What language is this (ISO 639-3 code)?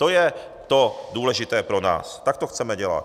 ces